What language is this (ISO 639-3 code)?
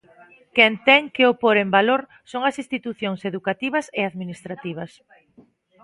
glg